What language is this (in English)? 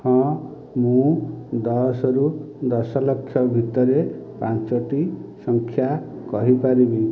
Odia